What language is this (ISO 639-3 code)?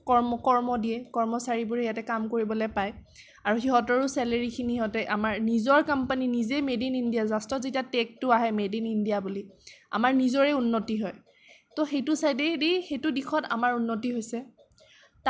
asm